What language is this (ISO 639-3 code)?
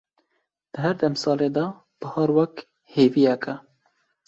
kur